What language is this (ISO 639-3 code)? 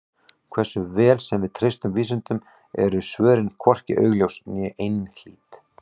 isl